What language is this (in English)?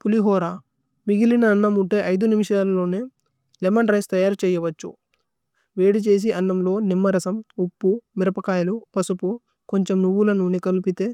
Tulu